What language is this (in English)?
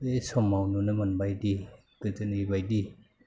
Bodo